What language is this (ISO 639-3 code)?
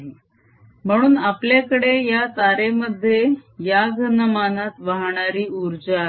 mar